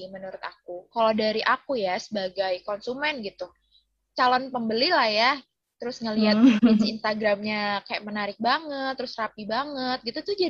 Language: Indonesian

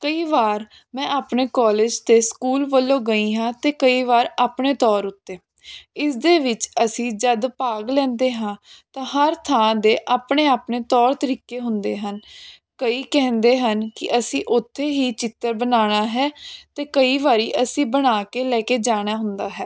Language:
Punjabi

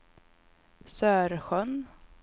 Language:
Swedish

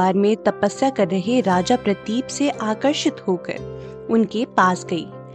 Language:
Hindi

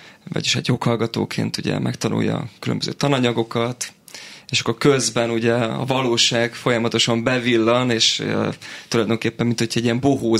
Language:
Hungarian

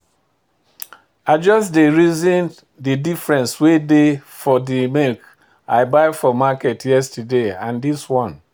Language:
Nigerian Pidgin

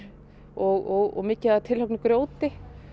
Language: Icelandic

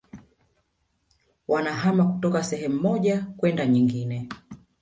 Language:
Swahili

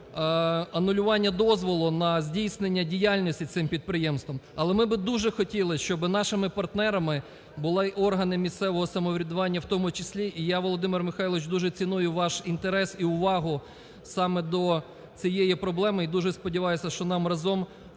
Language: Ukrainian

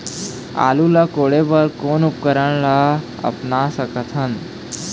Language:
Chhattisgarhi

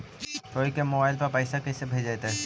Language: Magahi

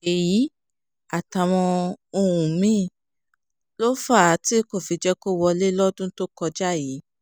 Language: Yoruba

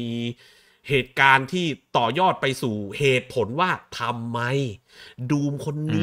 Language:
Thai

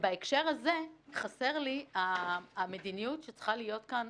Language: Hebrew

